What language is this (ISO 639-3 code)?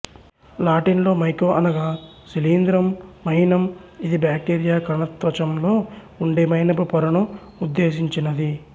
tel